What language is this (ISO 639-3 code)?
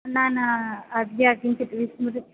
san